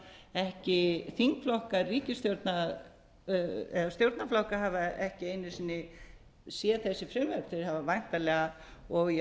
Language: Icelandic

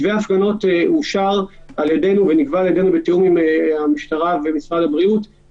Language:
Hebrew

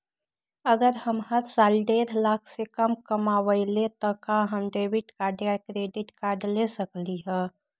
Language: Magahi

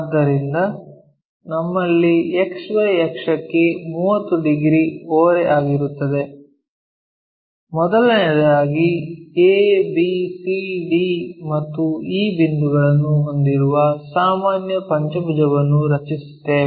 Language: Kannada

